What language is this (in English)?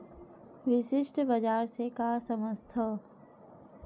Chhattisgarhi